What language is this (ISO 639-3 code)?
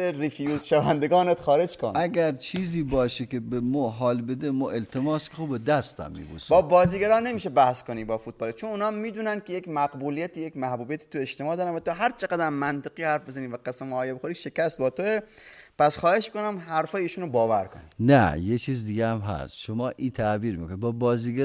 fas